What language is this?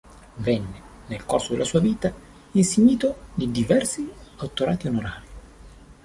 Italian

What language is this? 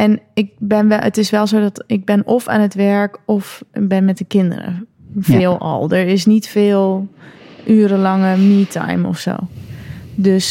Dutch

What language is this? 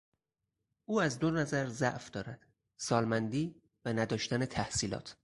Persian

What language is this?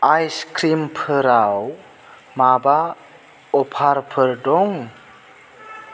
Bodo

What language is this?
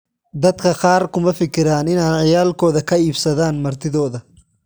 Somali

